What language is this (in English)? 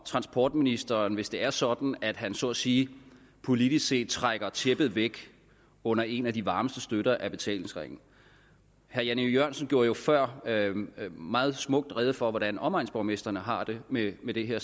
Danish